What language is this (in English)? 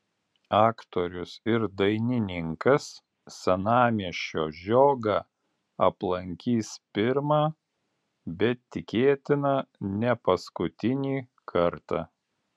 Lithuanian